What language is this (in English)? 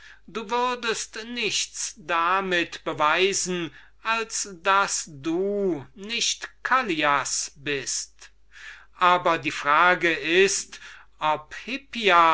German